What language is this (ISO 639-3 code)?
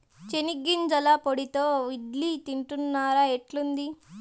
tel